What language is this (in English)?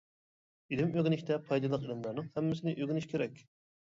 Uyghur